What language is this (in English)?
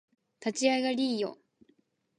Japanese